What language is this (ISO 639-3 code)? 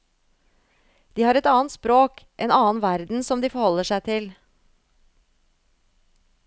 nor